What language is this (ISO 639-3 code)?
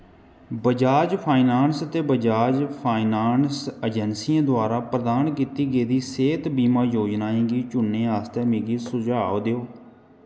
doi